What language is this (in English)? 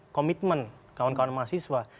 Indonesian